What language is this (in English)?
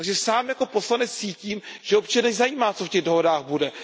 Czech